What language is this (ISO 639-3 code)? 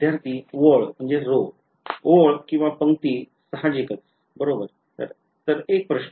mar